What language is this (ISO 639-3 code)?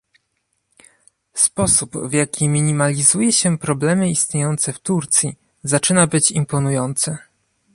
pol